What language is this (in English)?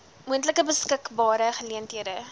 Afrikaans